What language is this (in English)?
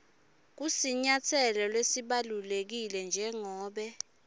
Swati